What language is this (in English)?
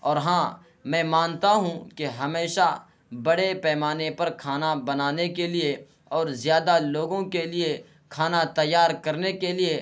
Urdu